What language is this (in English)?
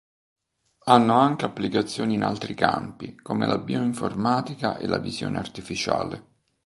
Italian